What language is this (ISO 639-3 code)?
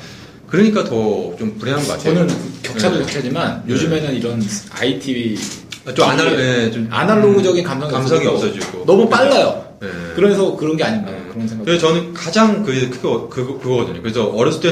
kor